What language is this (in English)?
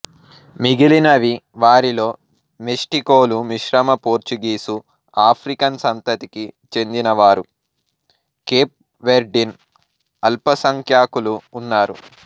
Telugu